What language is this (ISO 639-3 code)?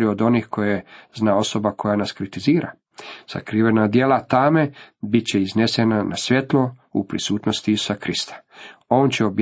hrv